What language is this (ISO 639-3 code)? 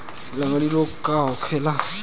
bho